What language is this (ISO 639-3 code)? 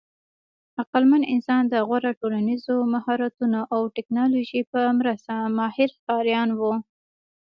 pus